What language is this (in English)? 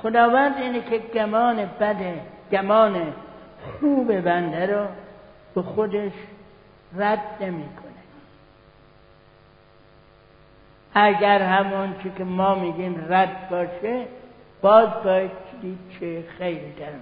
Persian